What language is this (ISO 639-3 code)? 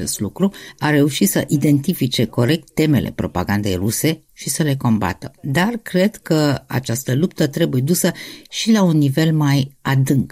ron